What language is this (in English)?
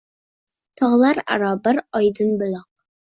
Uzbek